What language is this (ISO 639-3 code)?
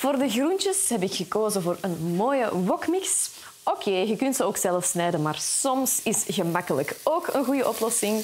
nld